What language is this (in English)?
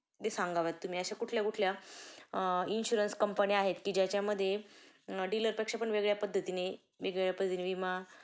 Marathi